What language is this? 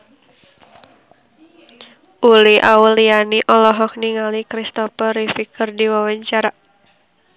Sundanese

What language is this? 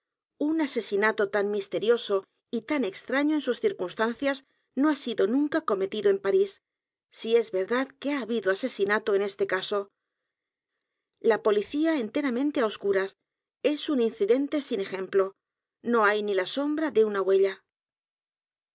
Spanish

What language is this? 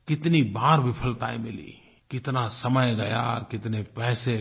Hindi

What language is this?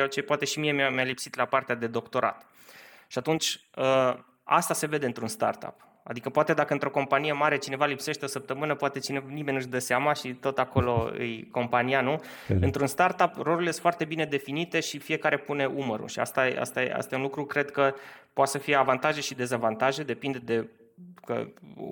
Romanian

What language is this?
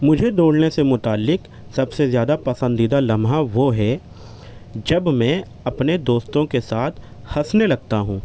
Urdu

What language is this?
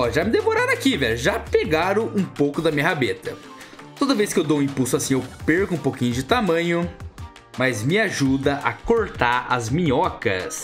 Portuguese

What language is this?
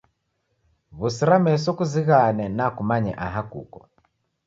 Taita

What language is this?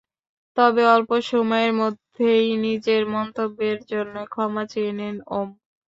Bangla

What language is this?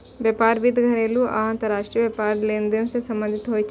Maithili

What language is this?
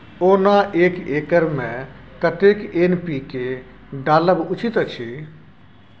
Maithili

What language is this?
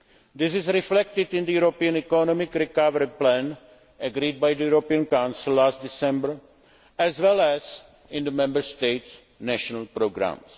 English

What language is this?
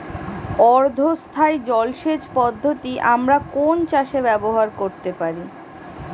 Bangla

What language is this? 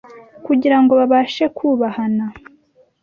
Kinyarwanda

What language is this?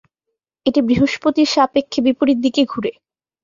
Bangla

